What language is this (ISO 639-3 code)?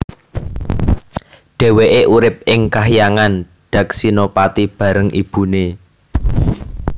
jav